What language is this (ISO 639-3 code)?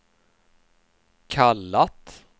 swe